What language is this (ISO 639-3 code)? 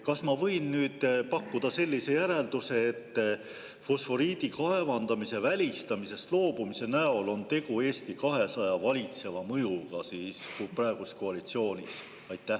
est